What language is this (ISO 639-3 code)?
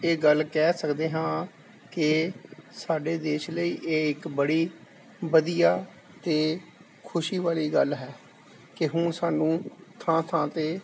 pan